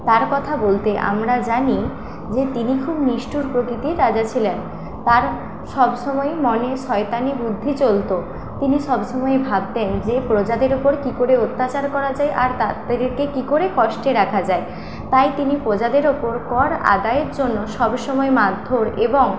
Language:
Bangla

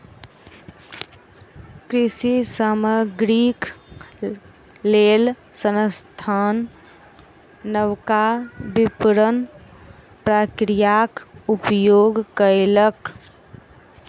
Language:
Maithili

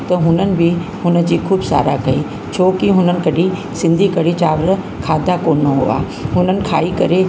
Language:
Sindhi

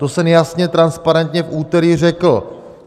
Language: Czech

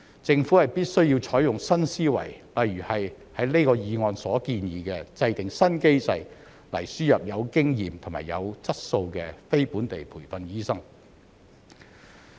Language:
Cantonese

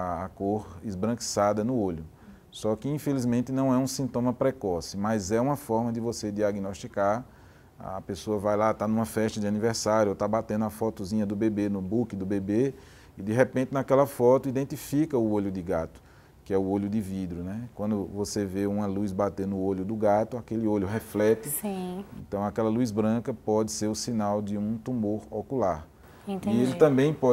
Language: Portuguese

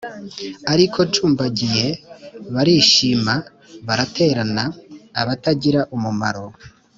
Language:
Kinyarwanda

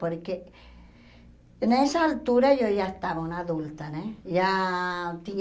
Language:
Portuguese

